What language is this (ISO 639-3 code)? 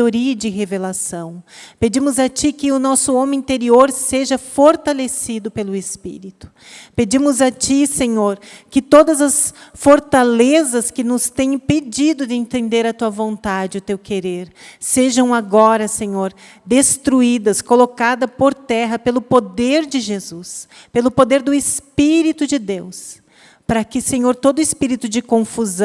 por